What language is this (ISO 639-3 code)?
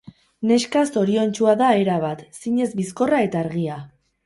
eus